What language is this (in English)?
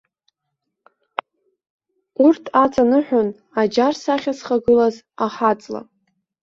Abkhazian